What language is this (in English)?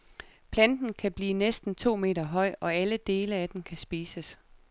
Danish